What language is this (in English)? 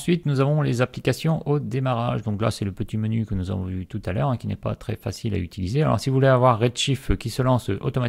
French